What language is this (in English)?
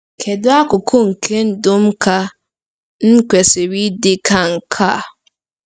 Igbo